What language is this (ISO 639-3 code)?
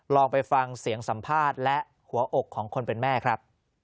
tha